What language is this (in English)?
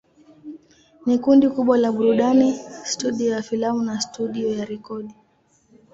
Swahili